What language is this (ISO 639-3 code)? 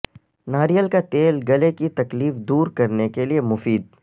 urd